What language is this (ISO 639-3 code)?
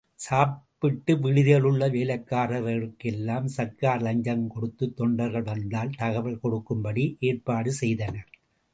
tam